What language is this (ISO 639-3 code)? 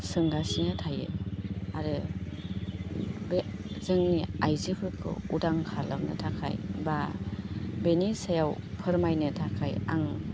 brx